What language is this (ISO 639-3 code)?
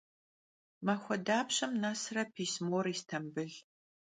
kbd